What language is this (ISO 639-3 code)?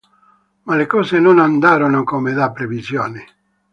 ita